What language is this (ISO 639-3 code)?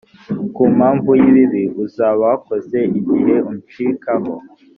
kin